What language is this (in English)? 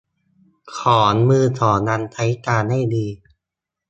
Thai